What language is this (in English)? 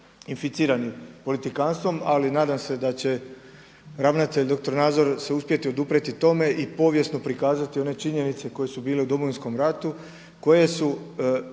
Croatian